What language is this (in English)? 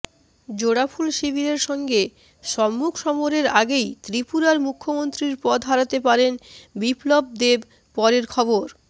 Bangla